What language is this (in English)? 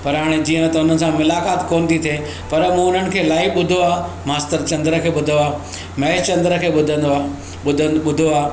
Sindhi